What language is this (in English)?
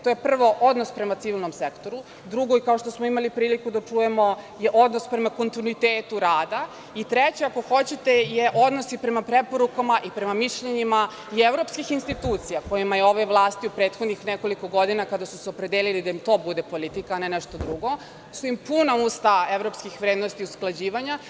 Serbian